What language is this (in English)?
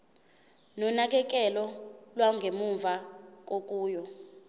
Zulu